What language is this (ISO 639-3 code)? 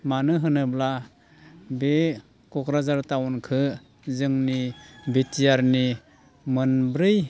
brx